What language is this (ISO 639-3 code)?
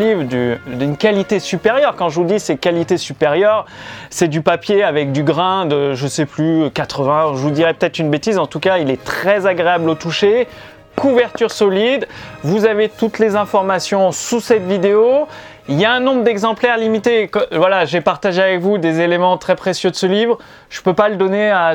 fra